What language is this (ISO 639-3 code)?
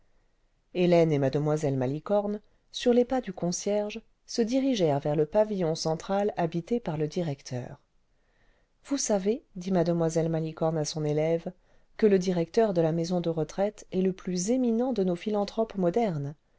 fra